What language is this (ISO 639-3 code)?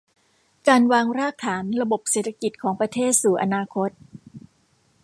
tha